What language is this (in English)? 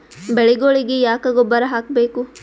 Kannada